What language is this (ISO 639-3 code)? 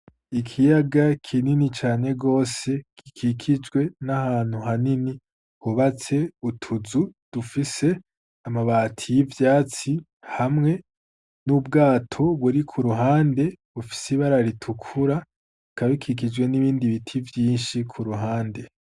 run